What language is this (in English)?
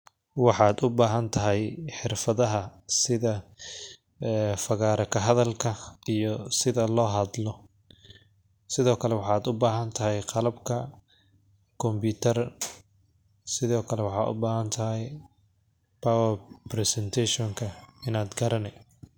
Somali